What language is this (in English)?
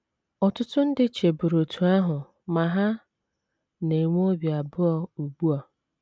Igbo